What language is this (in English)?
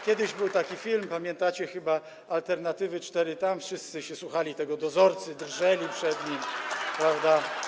Polish